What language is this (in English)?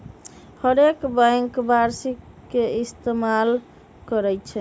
Magahi